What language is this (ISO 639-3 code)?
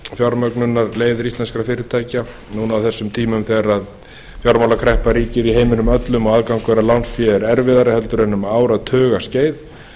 isl